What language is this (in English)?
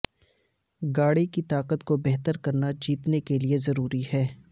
Urdu